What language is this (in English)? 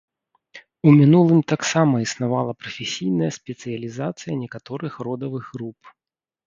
Belarusian